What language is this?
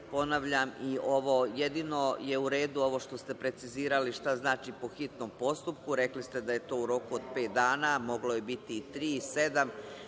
Serbian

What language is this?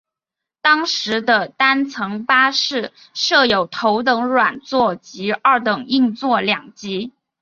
Chinese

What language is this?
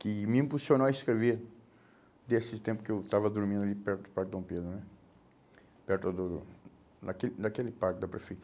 Portuguese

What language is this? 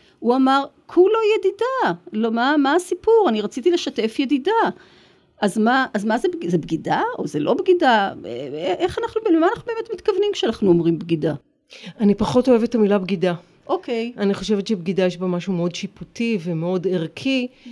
Hebrew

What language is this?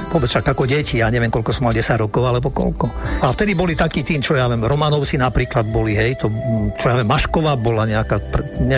Slovak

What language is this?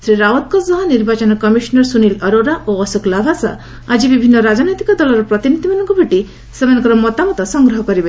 Odia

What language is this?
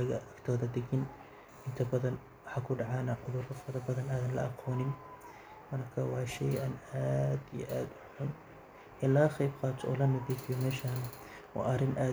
Somali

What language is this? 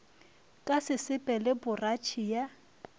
Northern Sotho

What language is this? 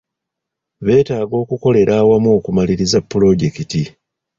Ganda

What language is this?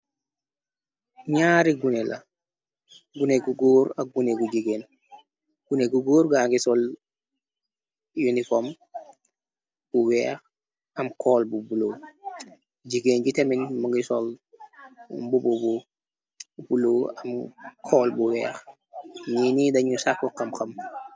Wolof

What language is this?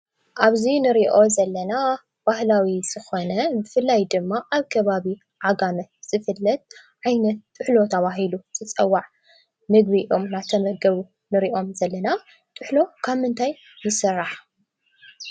Tigrinya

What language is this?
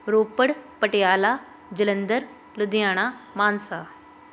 Punjabi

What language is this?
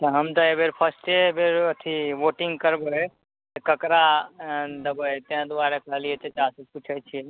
Maithili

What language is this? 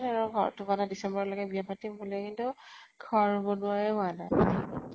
Assamese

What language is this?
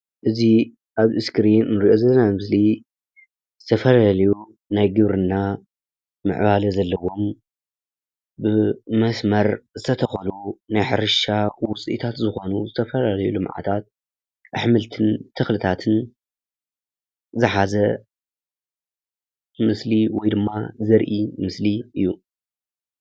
Tigrinya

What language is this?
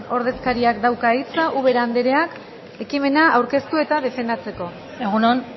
Basque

